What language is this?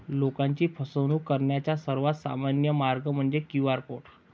Marathi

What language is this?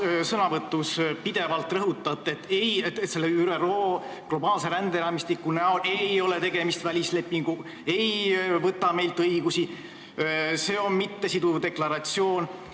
Estonian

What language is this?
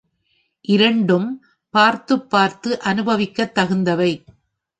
Tamil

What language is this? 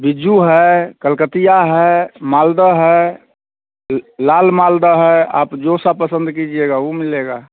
Hindi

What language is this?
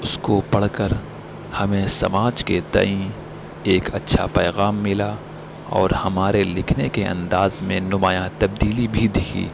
Urdu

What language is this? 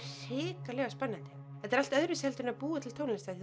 Icelandic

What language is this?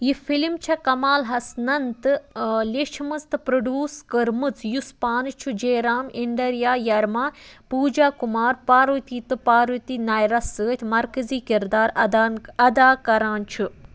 Kashmiri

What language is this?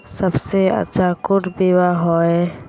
Magahi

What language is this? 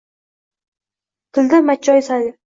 Uzbek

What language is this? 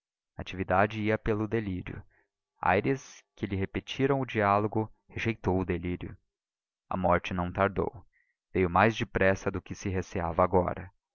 Portuguese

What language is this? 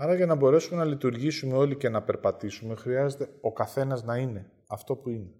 Greek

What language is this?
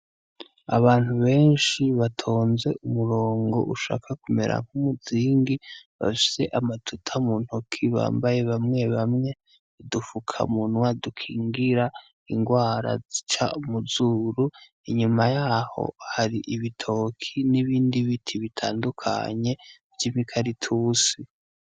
Rundi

